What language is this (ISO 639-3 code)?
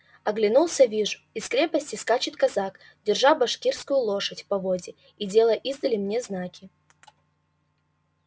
rus